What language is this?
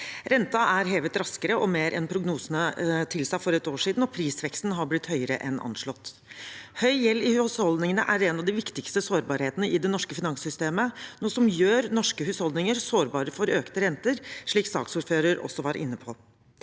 Norwegian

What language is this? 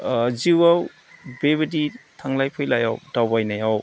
Bodo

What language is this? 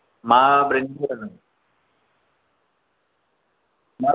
Bodo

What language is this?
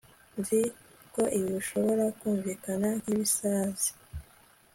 Kinyarwanda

